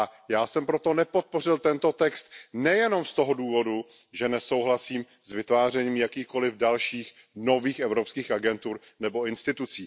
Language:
Czech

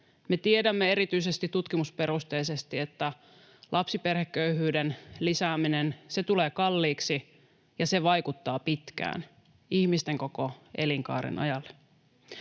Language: Finnish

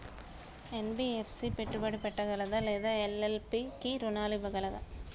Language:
Telugu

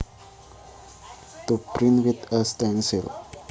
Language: Javanese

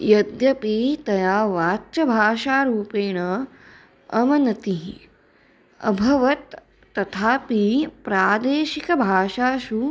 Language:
Sanskrit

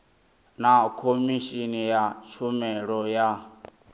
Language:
Venda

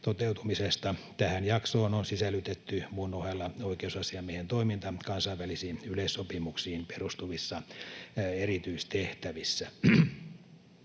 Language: Finnish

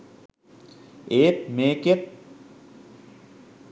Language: Sinhala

